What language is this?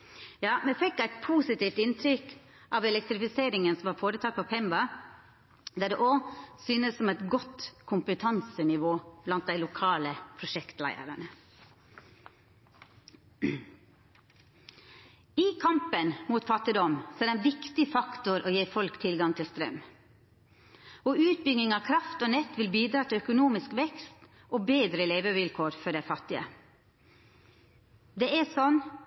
Norwegian Nynorsk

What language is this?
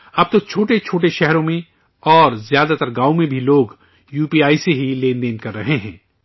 Urdu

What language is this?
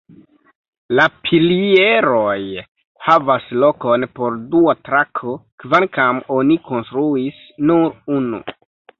Esperanto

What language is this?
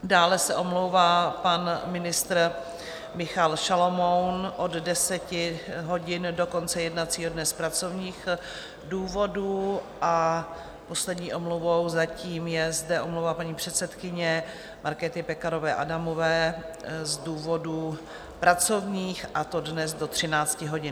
Czech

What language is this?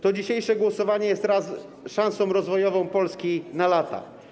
Polish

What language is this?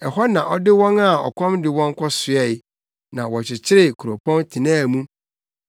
Akan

